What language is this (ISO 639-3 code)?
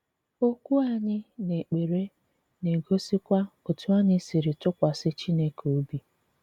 ibo